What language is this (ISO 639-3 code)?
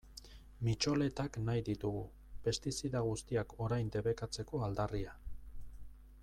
eus